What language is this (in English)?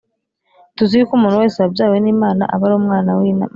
Kinyarwanda